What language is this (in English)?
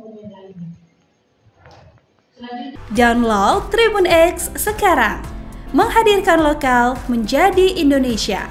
Indonesian